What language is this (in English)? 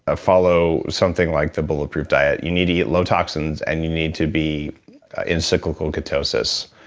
English